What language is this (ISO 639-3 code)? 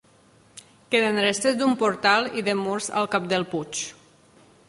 cat